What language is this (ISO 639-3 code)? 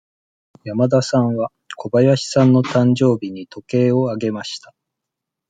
jpn